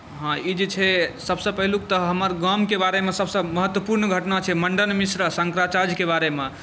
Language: Maithili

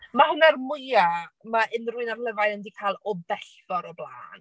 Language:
Welsh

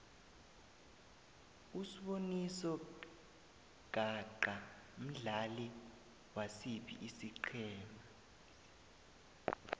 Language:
South Ndebele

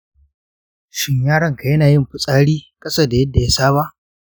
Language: Hausa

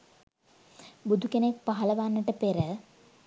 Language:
Sinhala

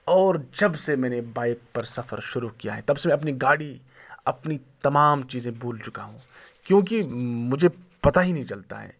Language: Urdu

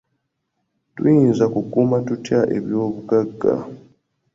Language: Ganda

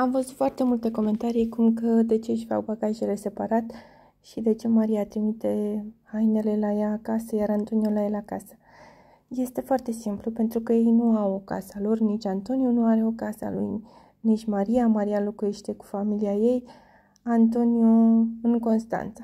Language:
Romanian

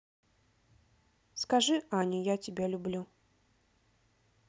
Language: Russian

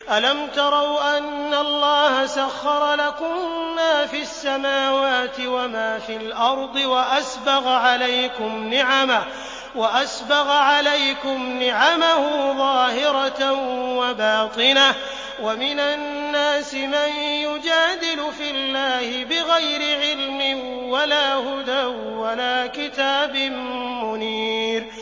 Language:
Arabic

